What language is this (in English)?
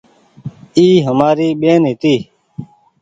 Goaria